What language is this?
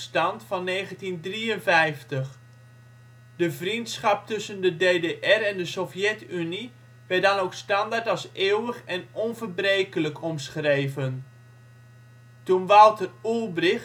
Dutch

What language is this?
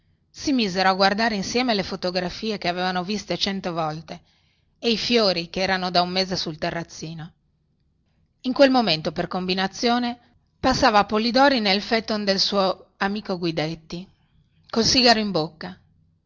Italian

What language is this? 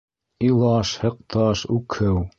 Bashkir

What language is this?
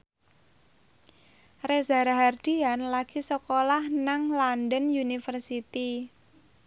Javanese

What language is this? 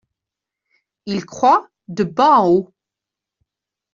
French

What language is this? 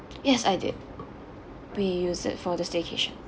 English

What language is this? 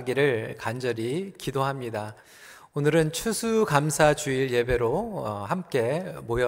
Korean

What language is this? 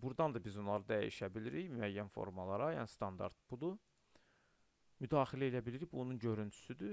Turkish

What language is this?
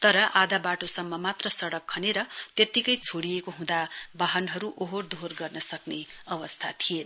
Nepali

